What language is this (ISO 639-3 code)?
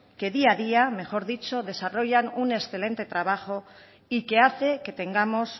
spa